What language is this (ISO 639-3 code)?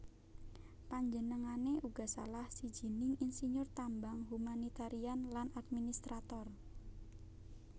jav